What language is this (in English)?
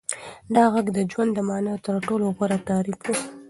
Pashto